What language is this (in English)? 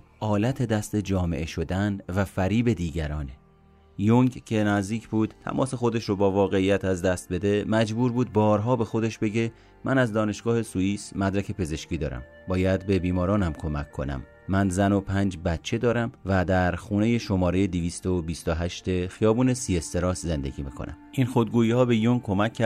Persian